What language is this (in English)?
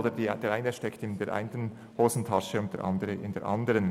Swiss German